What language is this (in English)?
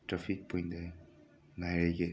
Manipuri